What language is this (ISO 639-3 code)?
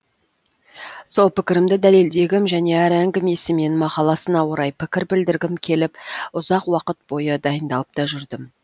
kaz